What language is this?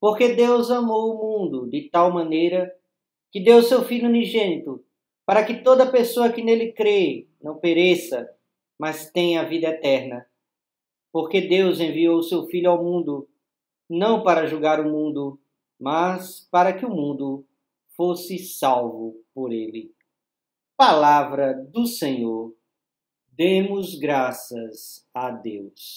Portuguese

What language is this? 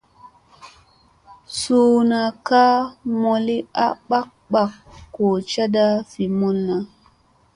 Musey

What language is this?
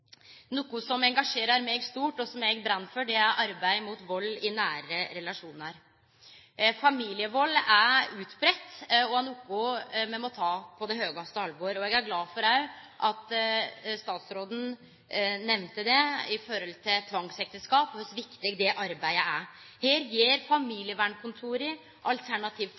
Norwegian Nynorsk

